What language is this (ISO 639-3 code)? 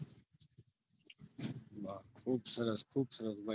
guj